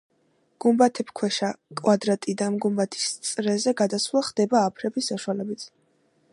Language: Georgian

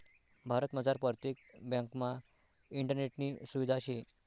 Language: Marathi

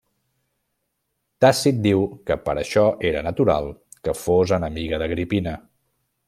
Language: Catalan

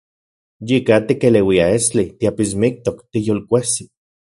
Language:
Central Puebla Nahuatl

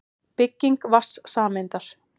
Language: Icelandic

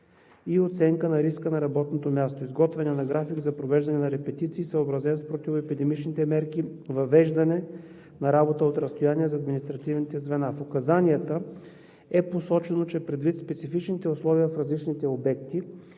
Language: Bulgarian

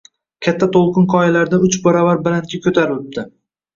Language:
Uzbek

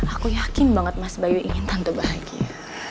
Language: Indonesian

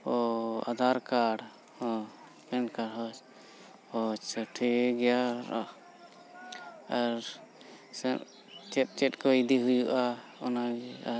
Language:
Santali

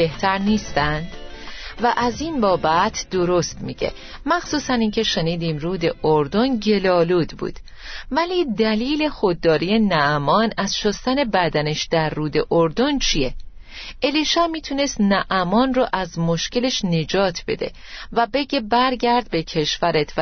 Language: Persian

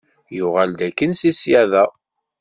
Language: Kabyle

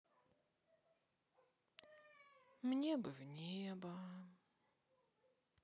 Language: Russian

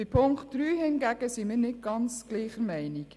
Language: Swiss German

